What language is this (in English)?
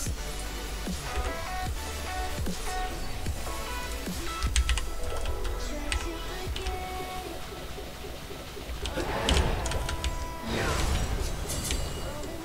Korean